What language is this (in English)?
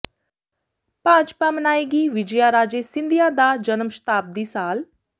Punjabi